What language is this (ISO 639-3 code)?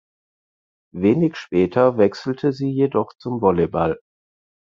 deu